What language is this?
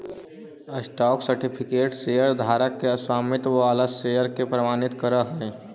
Magahi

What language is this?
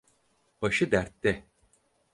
Turkish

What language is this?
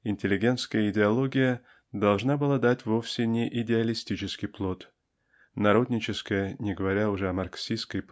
Russian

